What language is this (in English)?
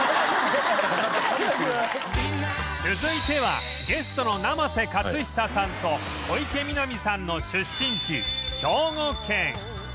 Japanese